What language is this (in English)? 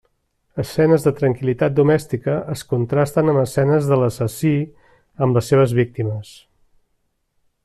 Catalan